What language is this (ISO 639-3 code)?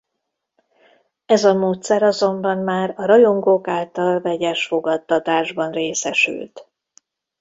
hun